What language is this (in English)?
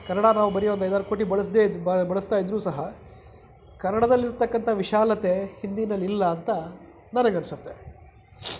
Kannada